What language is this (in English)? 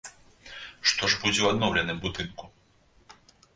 Belarusian